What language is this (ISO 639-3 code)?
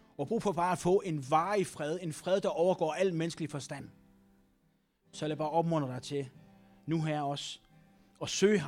dan